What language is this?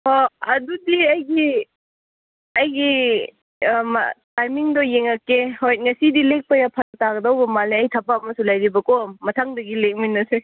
Manipuri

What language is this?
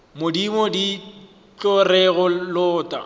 Northern Sotho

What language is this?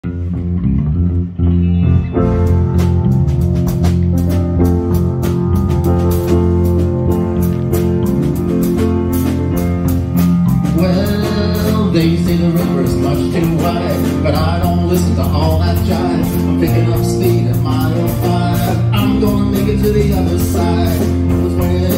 English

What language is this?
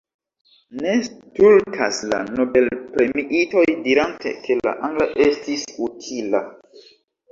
Esperanto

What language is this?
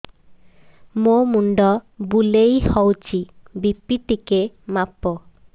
Odia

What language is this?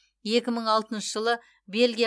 Kazakh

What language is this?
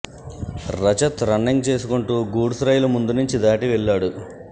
Telugu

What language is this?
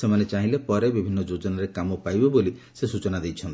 Odia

